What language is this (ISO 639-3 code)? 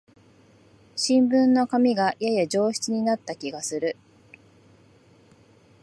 jpn